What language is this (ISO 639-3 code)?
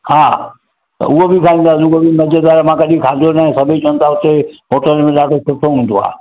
snd